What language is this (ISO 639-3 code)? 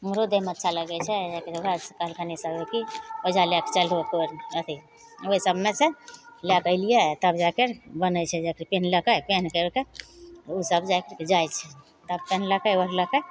mai